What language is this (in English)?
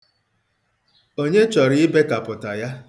Igbo